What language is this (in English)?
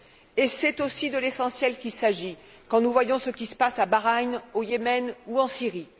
French